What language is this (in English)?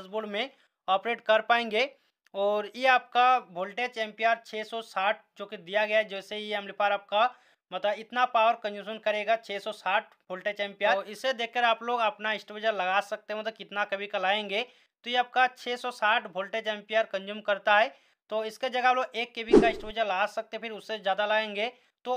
Hindi